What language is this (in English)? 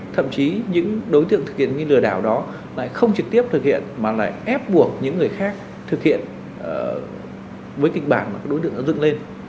Vietnamese